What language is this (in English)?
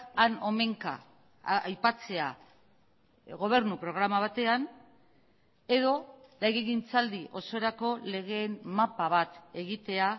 Basque